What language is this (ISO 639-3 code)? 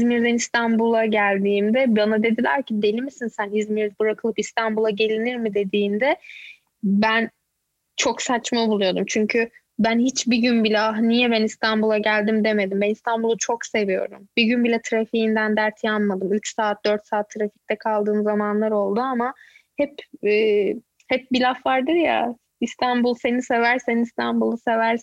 tur